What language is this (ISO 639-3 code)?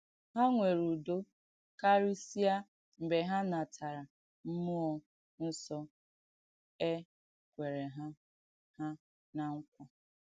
ibo